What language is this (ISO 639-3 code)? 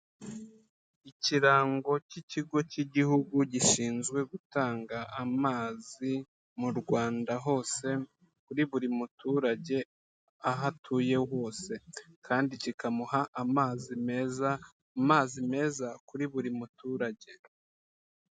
kin